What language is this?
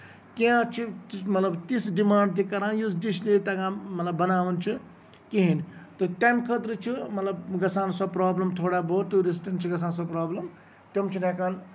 Kashmiri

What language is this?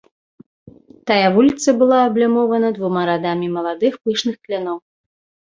Belarusian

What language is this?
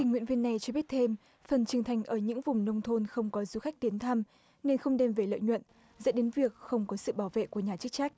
Vietnamese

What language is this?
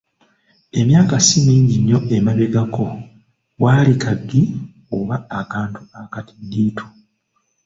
Ganda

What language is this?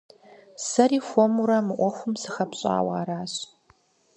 Kabardian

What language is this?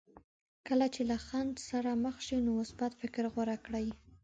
Pashto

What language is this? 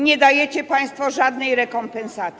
Polish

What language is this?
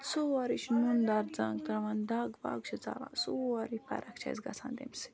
Kashmiri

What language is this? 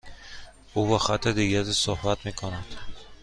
Persian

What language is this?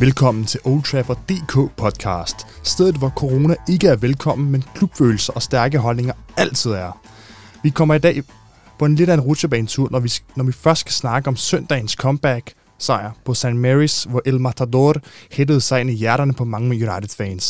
Danish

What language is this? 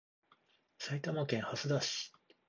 Japanese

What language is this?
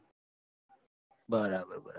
Gujarati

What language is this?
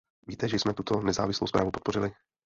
Czech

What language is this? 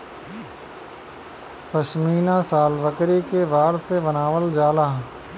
Bhojpuri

